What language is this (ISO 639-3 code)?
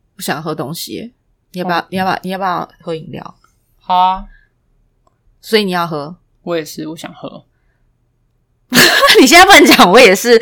zho